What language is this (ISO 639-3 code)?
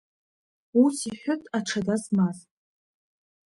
abk